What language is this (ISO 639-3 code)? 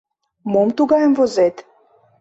chm